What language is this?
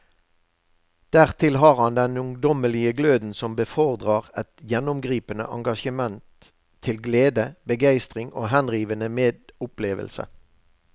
Norwegian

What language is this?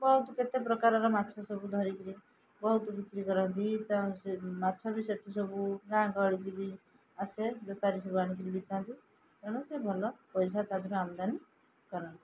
Odia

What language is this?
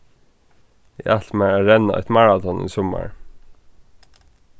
Faroese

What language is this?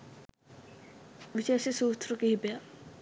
Sinhala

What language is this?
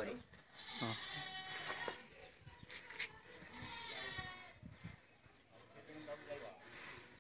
Hindi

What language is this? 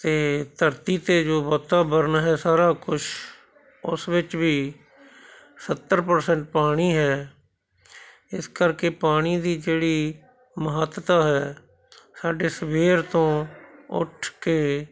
Punjabi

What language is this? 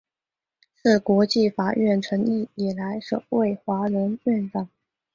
Chinese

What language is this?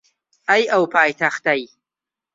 Central Kurdish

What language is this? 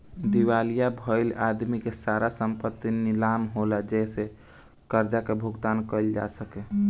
Bhojpuri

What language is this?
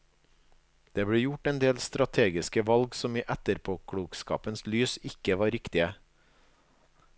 Norwegian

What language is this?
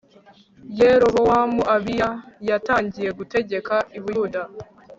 Kinyarwanda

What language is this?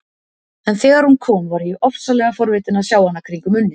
Icelandic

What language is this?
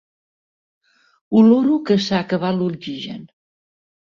Catalan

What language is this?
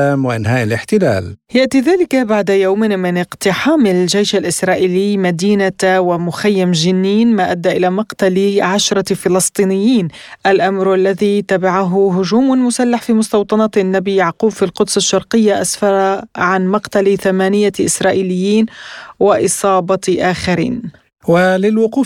Arabic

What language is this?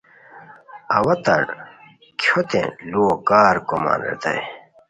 Khowar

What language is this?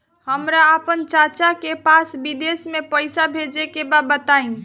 Bhojpuri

